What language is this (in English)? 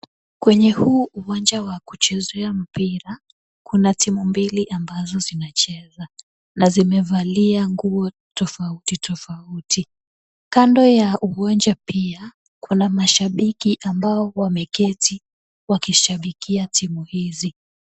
Swahili